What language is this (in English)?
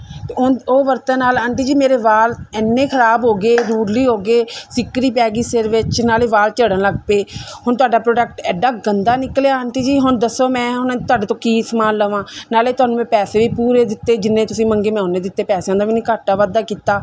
Punjabi